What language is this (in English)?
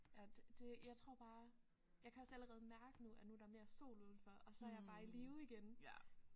Danish